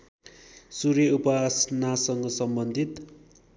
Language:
Nepali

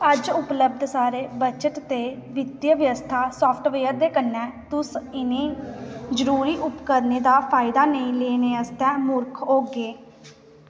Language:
Dogri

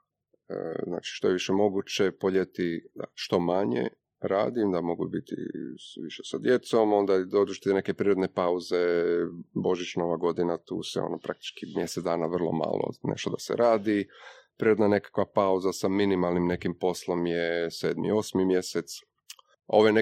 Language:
Croatian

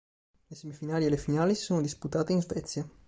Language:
Italian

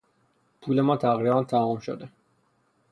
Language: Persian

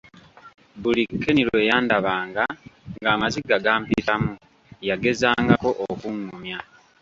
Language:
Ganda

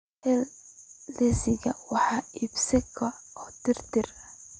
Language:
Somali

